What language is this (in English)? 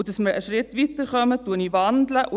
Swiss German